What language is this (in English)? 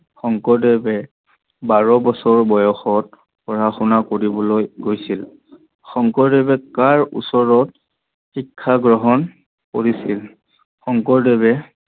Assamese